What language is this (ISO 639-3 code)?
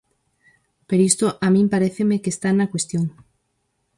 glg